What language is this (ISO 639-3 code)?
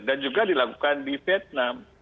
ind